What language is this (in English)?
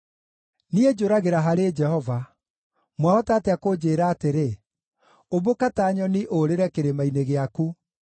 Kikuyu